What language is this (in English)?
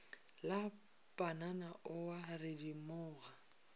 Northern Sotho